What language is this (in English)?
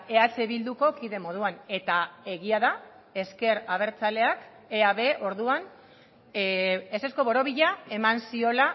Basque